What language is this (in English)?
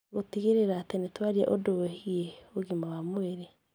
Kikuyu